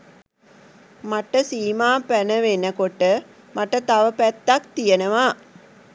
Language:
Sinhala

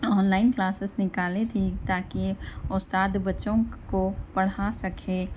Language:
Urdu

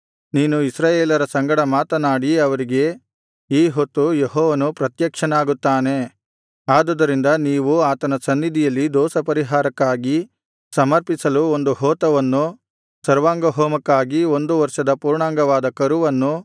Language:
Kannada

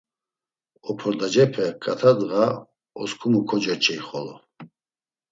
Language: Laz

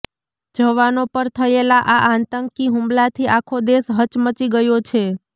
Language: Gujarati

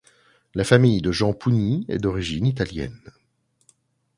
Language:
French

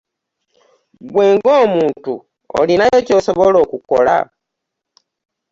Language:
Ganda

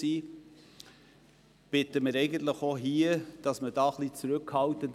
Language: Swiss German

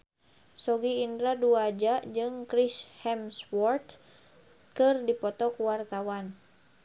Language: Sundanese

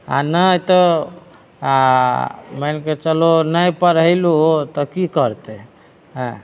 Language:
Maithili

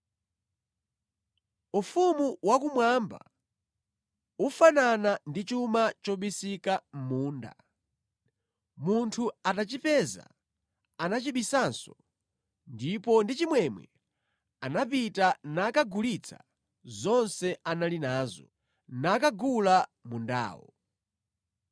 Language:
Nyanja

